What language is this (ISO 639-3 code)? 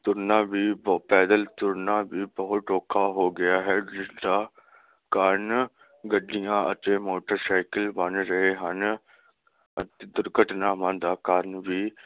pan